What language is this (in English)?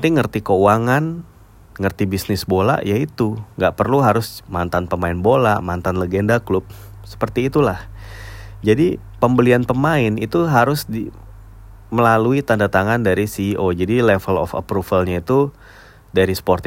Indonesian